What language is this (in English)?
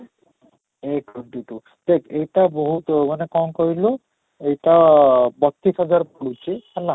Odia